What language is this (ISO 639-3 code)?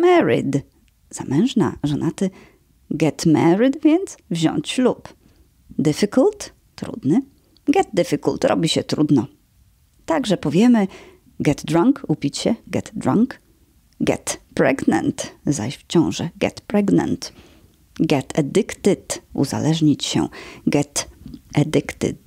pol